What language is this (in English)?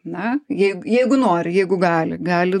Lithuanian